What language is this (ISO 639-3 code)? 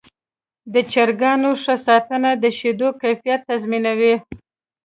pus